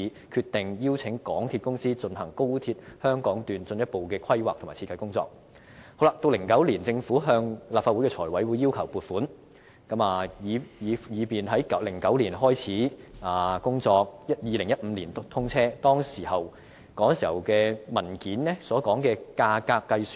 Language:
Cantonese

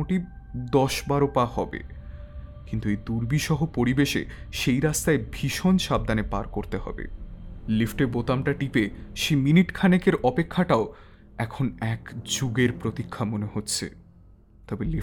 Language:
Bangla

